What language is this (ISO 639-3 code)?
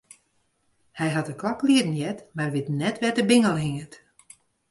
fry